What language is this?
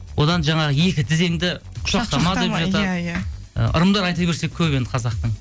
Kazakh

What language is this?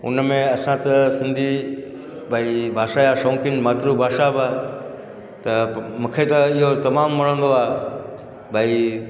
Sindhi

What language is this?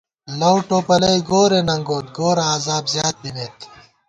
Gawar-Bati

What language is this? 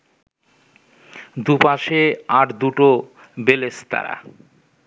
Bangla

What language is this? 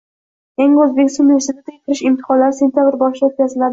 Uzbek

